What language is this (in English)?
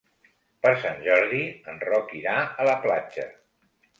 Catalan